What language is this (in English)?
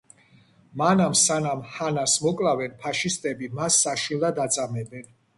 Georgian